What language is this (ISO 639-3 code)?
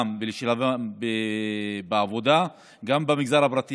heb